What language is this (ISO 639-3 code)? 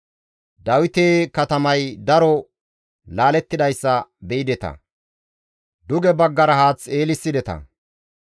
gmv